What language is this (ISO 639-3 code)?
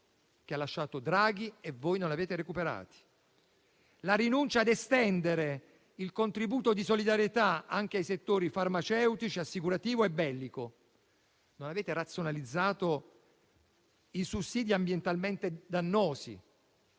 ita